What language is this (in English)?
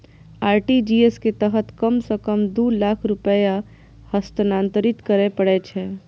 Maithili